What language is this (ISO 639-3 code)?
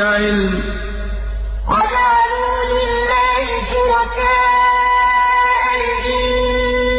ara